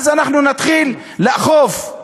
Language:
Hebrew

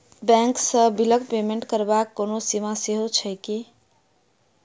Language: Maithili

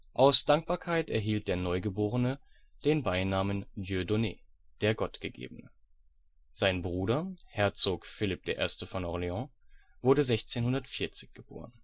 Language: German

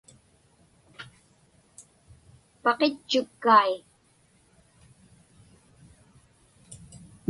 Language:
Inupiaq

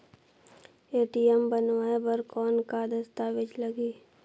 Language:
Chhattisgarhi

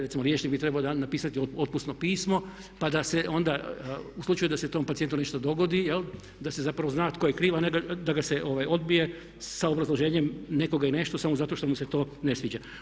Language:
Croatian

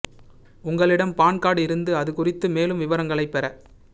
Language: Tamil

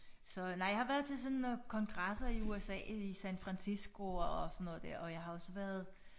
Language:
Danish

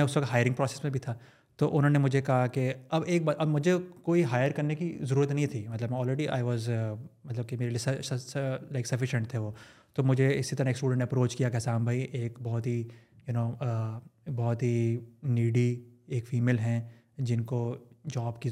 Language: Urdu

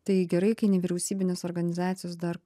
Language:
Lithuanian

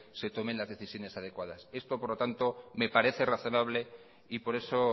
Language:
Spanish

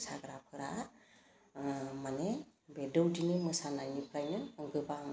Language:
Bodo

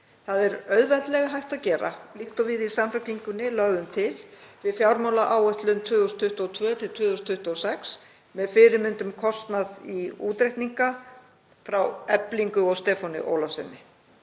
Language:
Icelandic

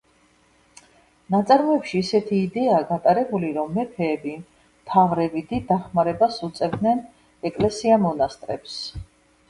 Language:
Georgian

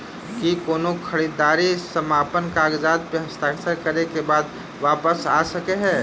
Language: Maithili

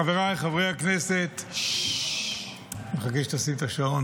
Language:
Hebrew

